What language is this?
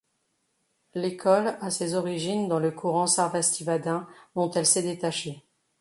French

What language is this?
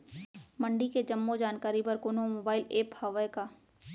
Chhattisgarhi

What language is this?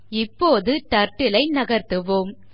Tamil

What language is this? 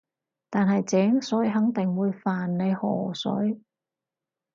Cantonese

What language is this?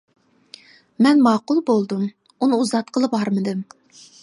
Uyghur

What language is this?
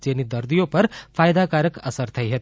Gujarati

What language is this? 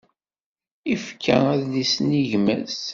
Kabyle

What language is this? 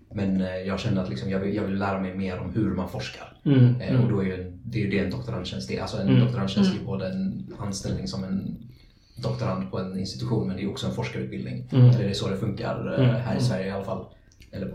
Swedish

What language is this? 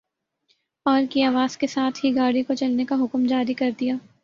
Urdu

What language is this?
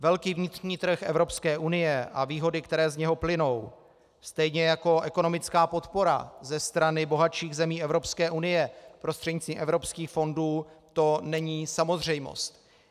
Czech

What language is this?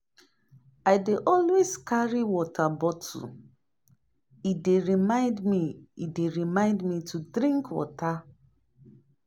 Nigerian Pidgin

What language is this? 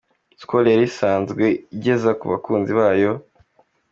Kinyarwanda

